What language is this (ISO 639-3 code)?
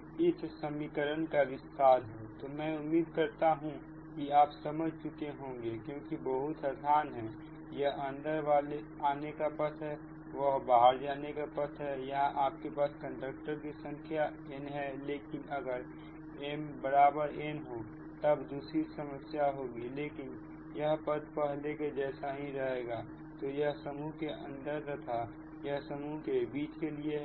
hin